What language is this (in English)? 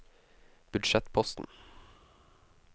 Norwegian